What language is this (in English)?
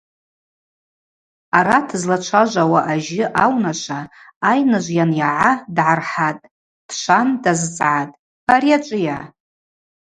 Abaza